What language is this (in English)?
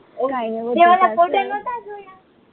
Gujarati